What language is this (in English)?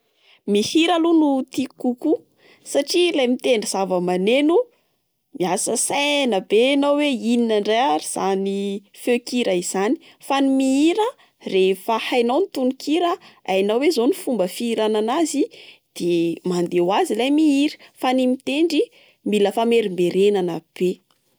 Malagasy